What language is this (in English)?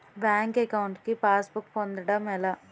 Telugu